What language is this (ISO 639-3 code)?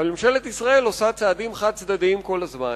heb